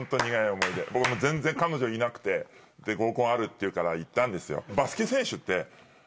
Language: Japanese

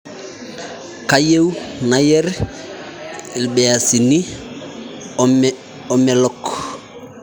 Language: Masai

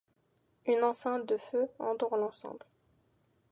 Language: French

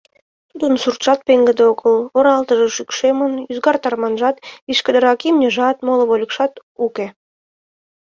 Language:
Mari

